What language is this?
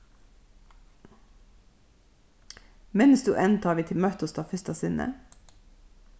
Faroese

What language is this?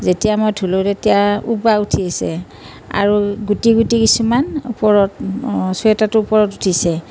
Assamese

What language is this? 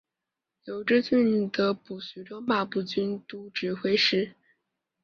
Chinese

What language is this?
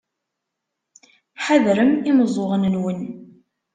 Kabyle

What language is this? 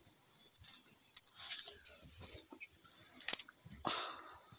Magahi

